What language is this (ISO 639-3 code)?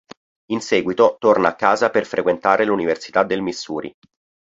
ita